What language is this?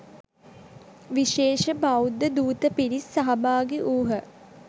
Sinhala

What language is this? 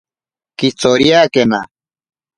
Ashéninka Perené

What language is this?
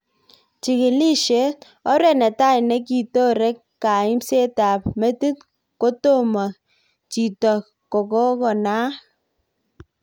Kalenjin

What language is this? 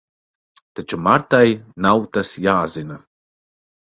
Latvian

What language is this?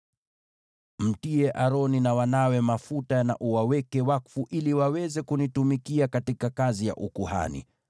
Swahili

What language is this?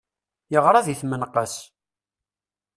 Kabyle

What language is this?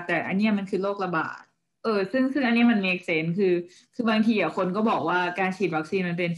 Thai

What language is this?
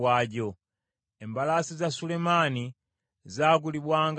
Ganda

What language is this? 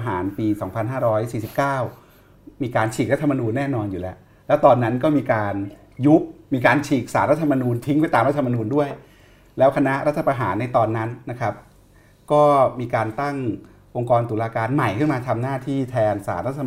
Thai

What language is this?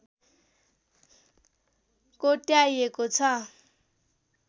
Nepali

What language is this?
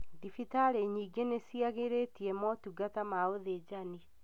Kikuyu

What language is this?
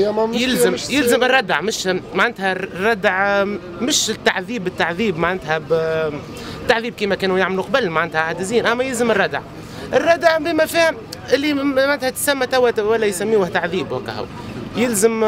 Arabic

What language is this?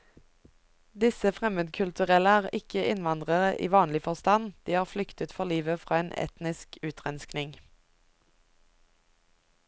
Norwegian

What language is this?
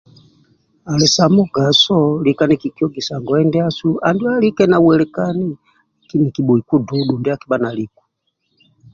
Amba (Uganda)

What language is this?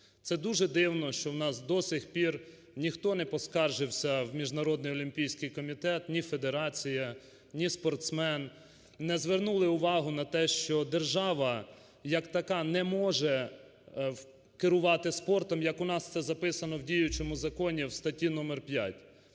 Ukrainian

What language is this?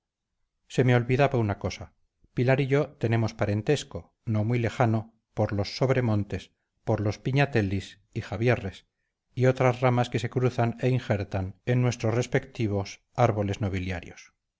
Spanish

